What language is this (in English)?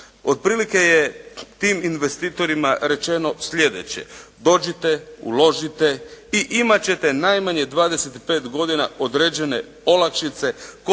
Croatian